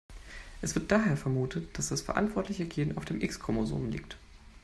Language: German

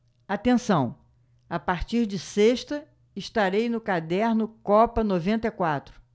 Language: Portuguese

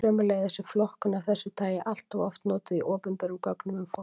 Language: Icelandic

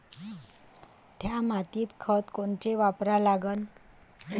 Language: Marathi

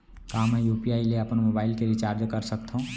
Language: Chhattisgarhi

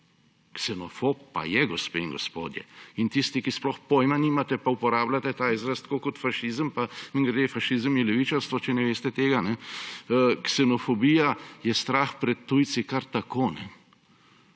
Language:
Slovenian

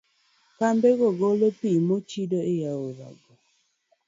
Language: Luo (Kenya and Tanzania)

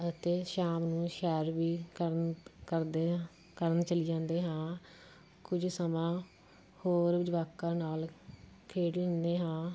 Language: Punjabi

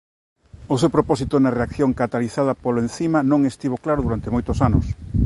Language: Galician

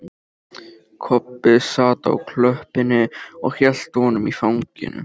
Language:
Icelandic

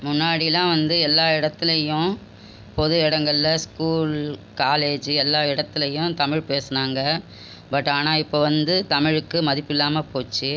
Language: Tamil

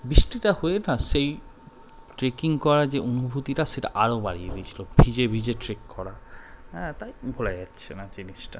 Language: Bangla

